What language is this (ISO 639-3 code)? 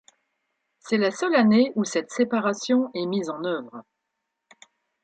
fra